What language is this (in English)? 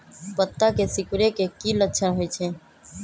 Magahi